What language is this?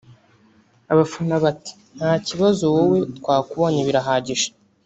Kinyarwanda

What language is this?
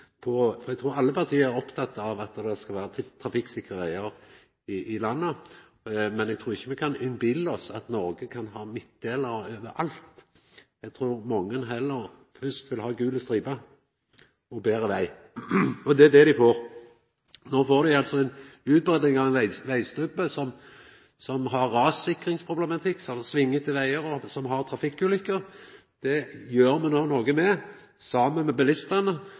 Norwegian Nynorsk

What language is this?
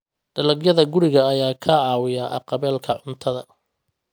Somali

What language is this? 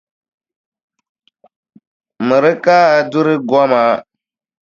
Dagbani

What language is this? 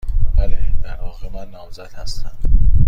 Persian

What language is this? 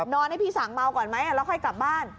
Thai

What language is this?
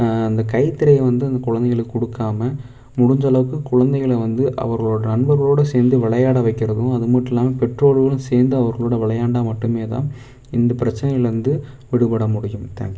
Tamil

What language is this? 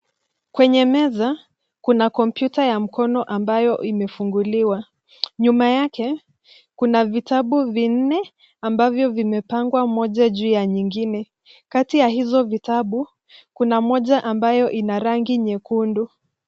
Swahili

